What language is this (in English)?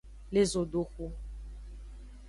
Aja (Benin)